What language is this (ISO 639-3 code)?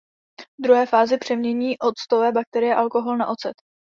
ces